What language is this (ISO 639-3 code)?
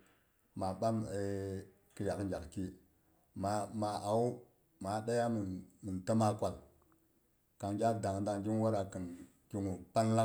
bux